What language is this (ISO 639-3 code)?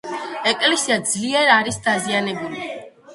kat